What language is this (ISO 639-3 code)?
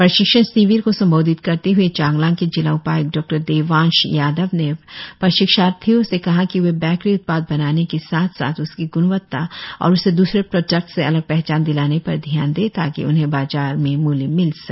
hin